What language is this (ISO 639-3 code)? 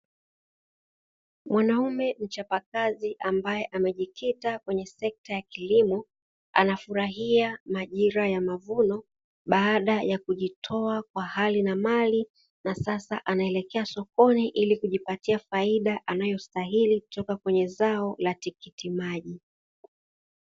swa